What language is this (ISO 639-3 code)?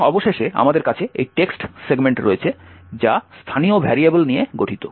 ben